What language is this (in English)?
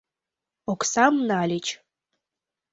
Mari